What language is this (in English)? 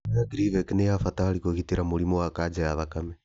Kikuyu